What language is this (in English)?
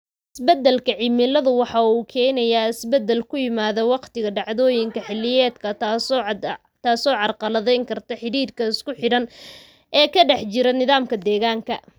Somali